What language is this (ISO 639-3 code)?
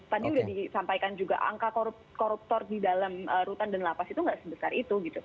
ind